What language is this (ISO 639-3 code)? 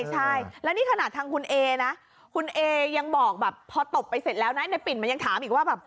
tha